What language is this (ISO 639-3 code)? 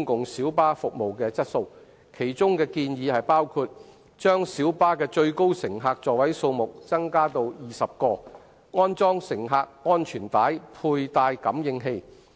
yue